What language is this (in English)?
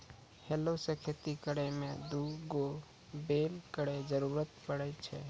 Maithili